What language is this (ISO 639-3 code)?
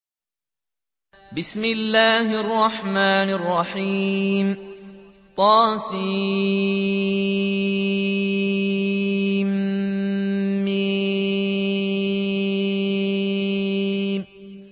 ara